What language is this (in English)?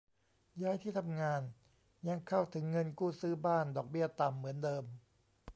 Thai